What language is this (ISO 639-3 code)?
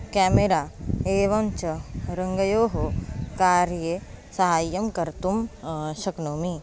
san